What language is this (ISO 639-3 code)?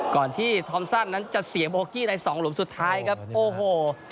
tha